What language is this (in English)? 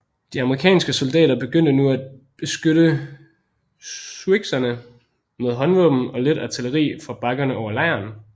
Danish